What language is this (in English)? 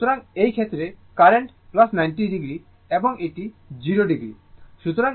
Bangla